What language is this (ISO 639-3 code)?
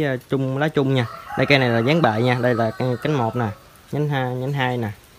vie